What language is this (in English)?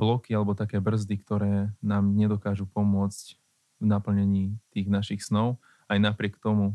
Slovak